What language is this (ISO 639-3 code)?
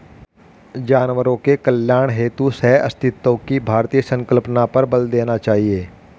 hin